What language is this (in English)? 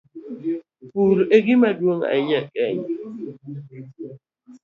Luo (Kenya and Tanzania)